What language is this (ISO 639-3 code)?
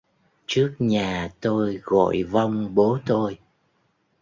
vie